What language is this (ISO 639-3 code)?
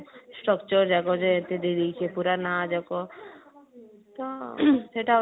ori